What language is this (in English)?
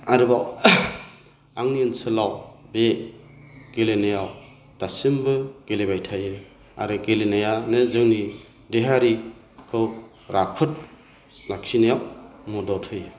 Bodo